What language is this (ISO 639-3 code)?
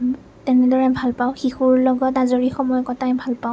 asm